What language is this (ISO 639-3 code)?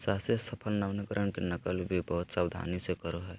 mag